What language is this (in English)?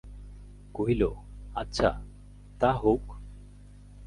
Bangla